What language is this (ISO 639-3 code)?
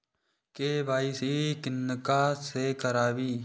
mai